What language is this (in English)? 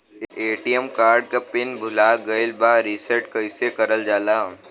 Bhojpuri